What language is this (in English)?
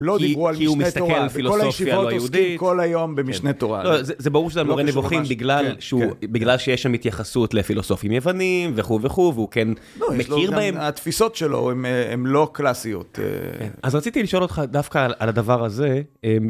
Hebrew